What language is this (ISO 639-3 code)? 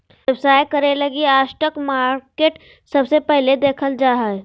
mag